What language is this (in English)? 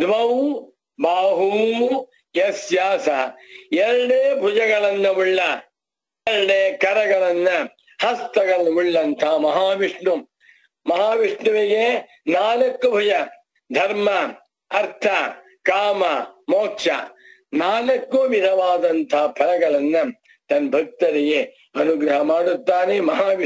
Turkish